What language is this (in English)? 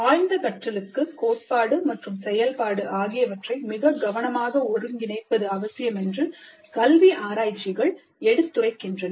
Tamil